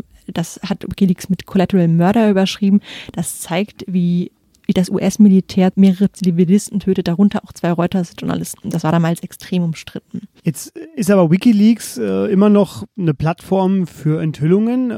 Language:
German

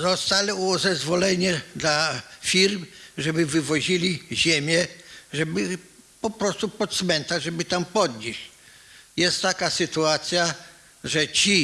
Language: Polish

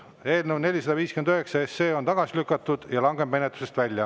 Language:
Estonian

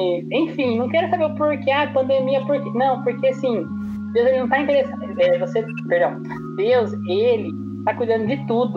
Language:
Portuguese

